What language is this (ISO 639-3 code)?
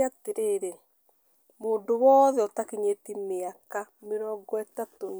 kik